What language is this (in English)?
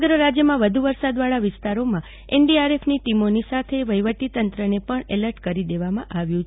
Gujarati